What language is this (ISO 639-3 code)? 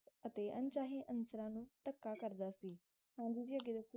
pan